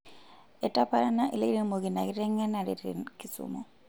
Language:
Masai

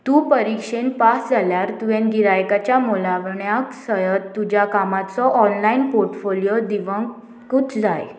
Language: Konkani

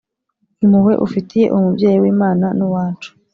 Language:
Kinyarwanda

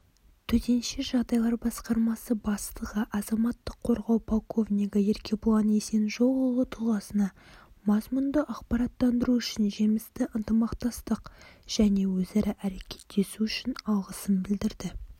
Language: Kazakh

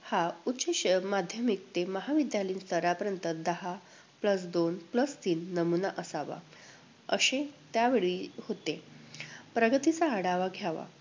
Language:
Marathi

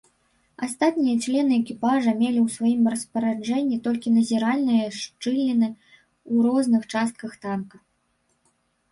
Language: Belarusian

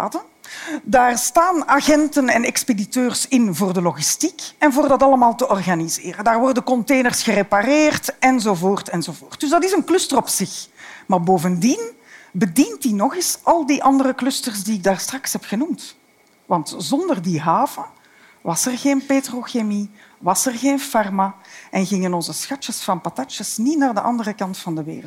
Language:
Dutch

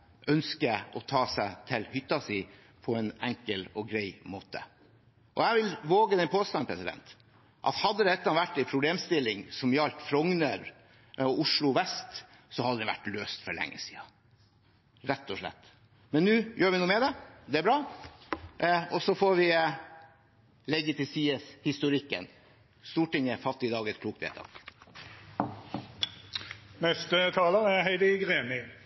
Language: Norwegian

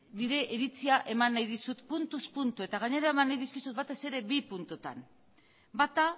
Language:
Basque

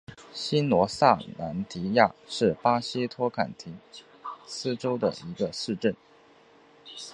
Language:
Chinese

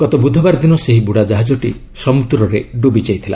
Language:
Odia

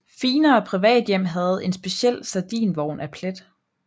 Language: Danish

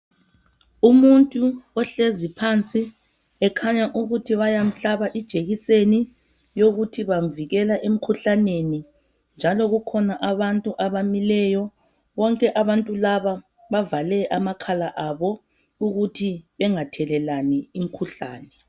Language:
North Ndebele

